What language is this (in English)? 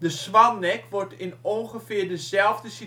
Dutch